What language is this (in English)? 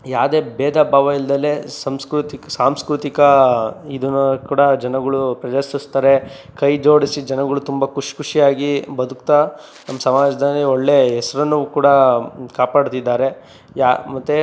Kannada